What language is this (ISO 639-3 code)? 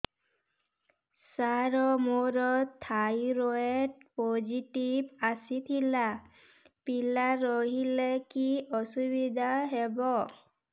ori